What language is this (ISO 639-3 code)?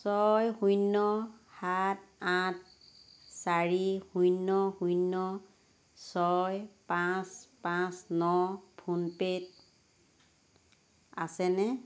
asm